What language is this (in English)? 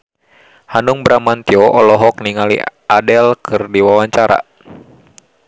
Sundanese